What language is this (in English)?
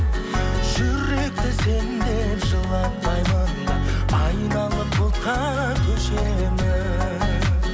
Kazakh